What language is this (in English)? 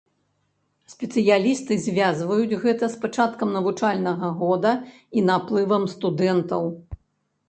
Belarusian